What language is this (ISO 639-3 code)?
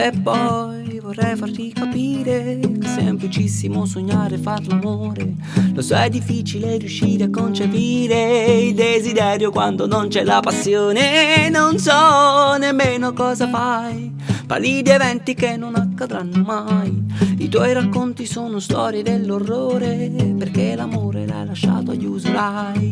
ita